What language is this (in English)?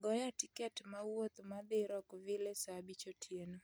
Luo (Kenya and Tanzania)